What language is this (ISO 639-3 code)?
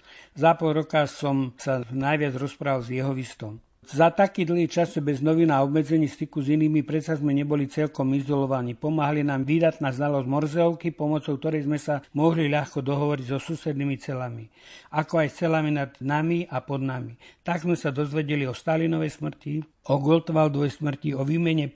slk